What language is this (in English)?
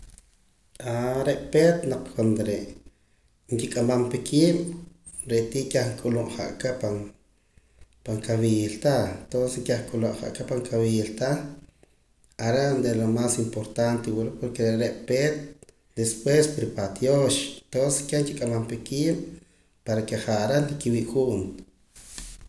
Poqomam